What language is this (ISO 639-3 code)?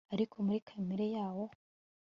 kin